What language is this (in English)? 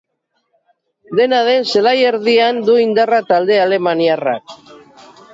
Basque